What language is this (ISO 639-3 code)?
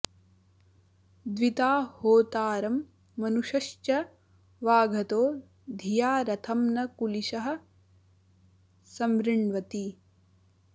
san